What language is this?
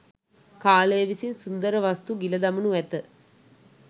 Sinhala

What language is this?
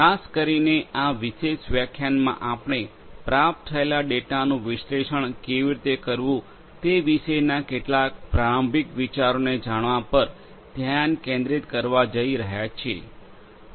Gujarati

